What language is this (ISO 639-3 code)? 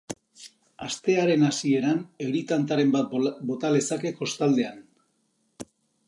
eus